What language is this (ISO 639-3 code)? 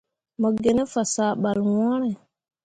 mua